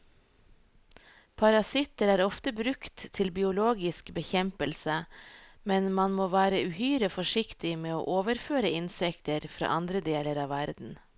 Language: Norwegian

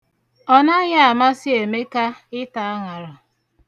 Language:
Igbo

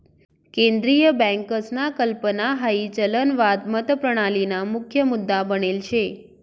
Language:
Marathi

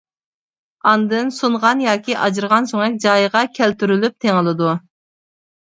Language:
Uyghur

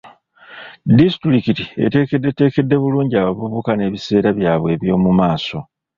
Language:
Ganda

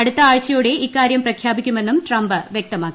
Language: Malayalam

